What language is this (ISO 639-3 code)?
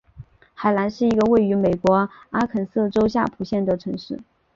zho